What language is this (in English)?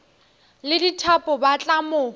Northern Sotho